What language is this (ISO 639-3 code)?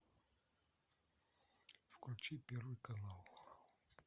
rus